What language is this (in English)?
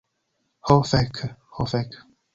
Esperanto